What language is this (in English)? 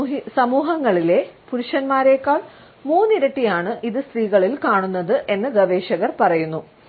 Malayalam